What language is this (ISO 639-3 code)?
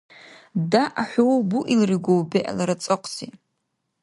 dar